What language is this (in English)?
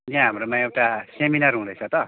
Nepali